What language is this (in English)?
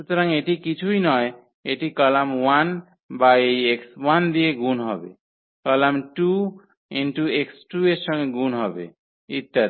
Bangla